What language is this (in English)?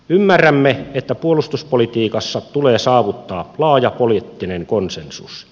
Finnish